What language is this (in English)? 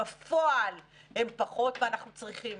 Hebrew